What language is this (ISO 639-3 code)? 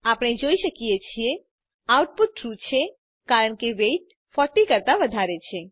guj